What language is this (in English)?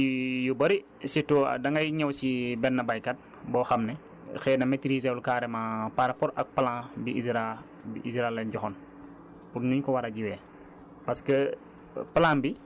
Wolof